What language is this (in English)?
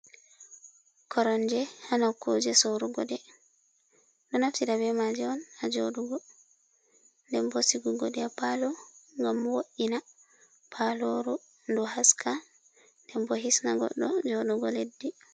Fula